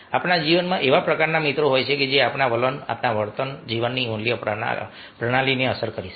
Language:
Gujarati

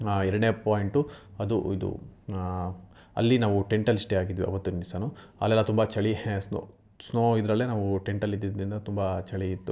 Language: Kannada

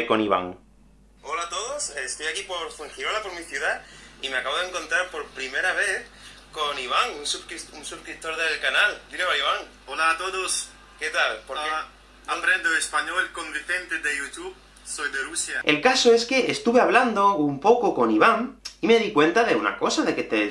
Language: Spanish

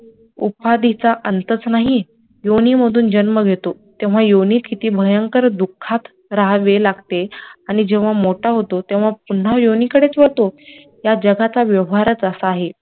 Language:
Marathi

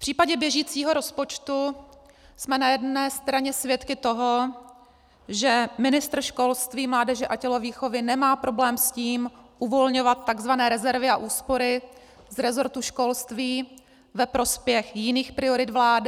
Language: Czech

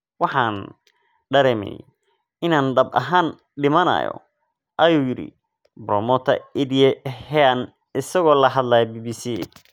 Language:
Somali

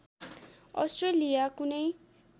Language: Nepali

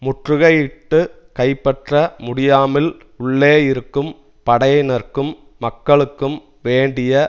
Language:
Tamil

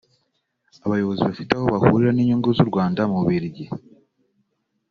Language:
Kinyarwanda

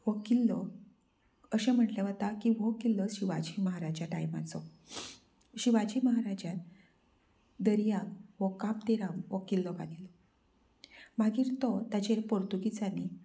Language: Konkani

